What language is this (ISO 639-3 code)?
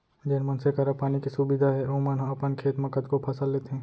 hne